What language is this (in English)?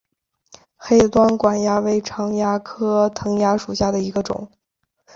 Chinese